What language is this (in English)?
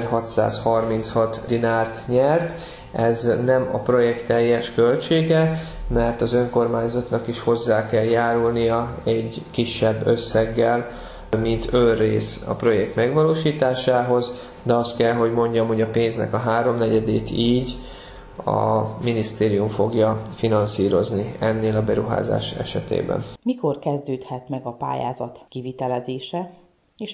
Hungarian